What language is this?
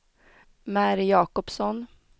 Swedish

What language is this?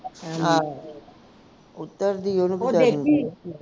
Punjabi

